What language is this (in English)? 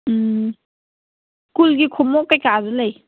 Manipuri